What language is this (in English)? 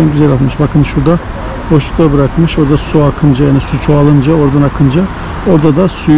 Turkish